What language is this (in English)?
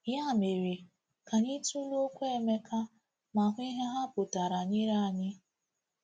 Igbo